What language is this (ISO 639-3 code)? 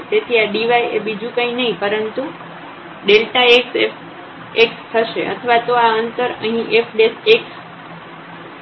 guj